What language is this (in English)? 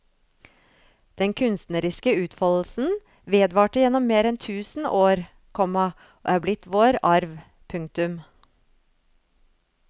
Norwegian